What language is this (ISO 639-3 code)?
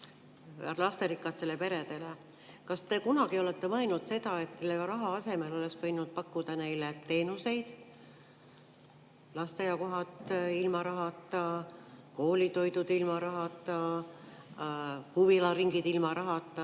est